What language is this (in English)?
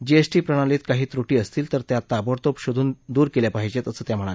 Marathi